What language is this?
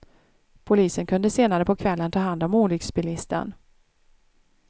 Swedish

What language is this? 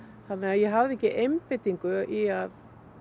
Icelandic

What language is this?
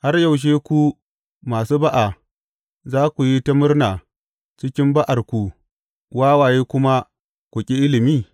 Hausa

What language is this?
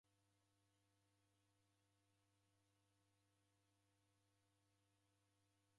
Taita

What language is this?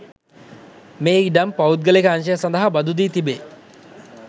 Sinhala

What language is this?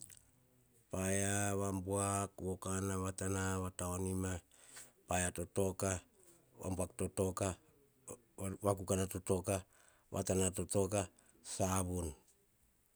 Hahon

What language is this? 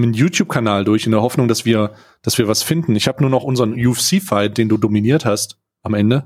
German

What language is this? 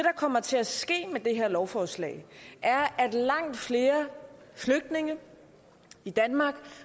Danish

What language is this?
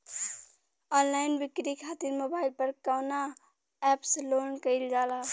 Bhojpuri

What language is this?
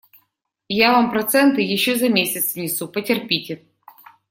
Russian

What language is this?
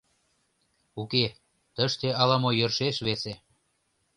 Mari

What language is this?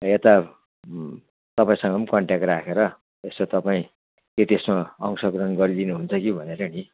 Nepali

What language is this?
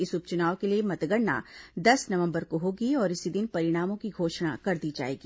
Hindi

